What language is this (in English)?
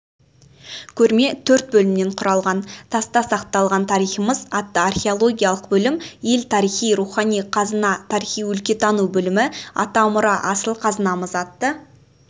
Kazakh